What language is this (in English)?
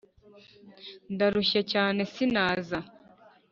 Kinyarwanda